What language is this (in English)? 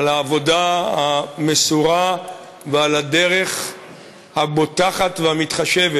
Hebrew